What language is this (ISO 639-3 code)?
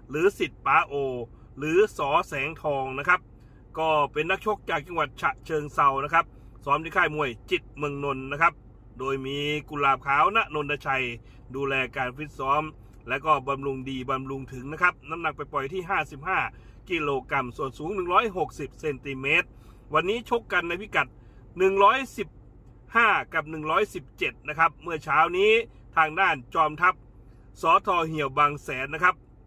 tha